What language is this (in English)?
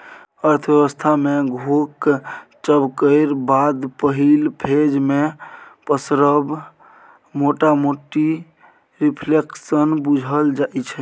Maithili